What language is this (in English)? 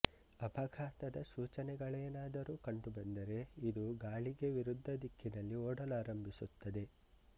Kannada